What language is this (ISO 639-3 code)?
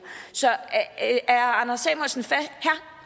dan